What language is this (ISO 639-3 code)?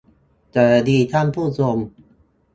tha